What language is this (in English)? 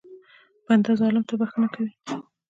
Pashto